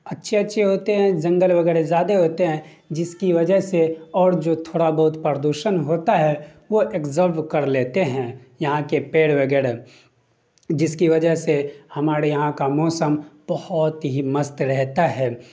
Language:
Urdu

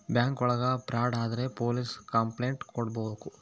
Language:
Kannada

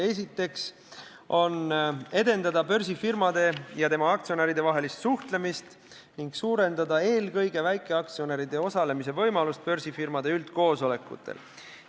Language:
Estonian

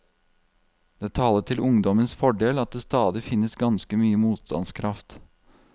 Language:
Norwegian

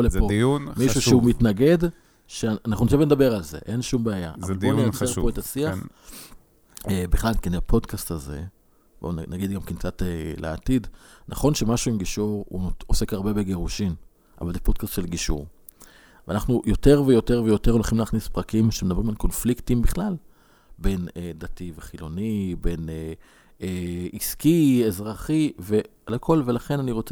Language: Hebrew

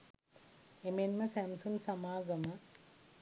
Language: Sinhala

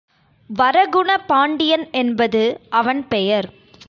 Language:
Tamil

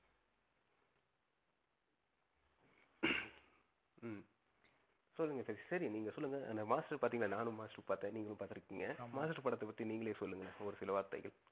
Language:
Tamil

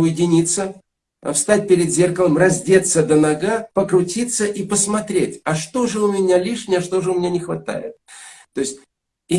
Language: Russian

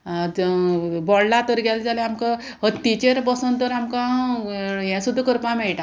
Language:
Konkani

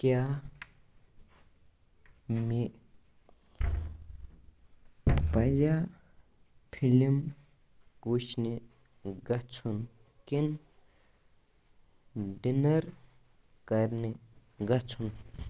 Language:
Kashmiri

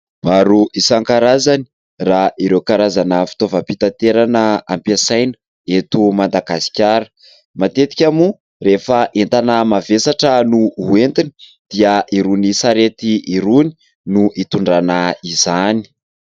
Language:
Malagasy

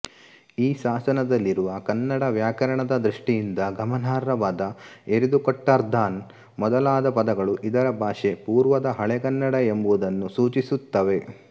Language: Kannada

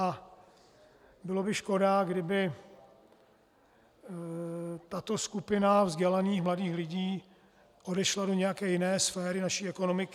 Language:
Czech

